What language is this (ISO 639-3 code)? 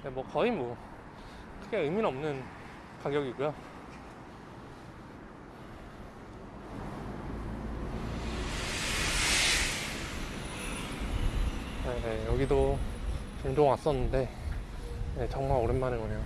kor